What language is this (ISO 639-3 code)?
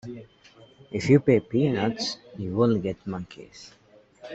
eng